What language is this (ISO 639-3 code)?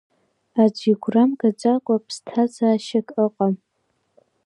abk